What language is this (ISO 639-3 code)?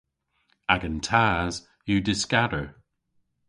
cor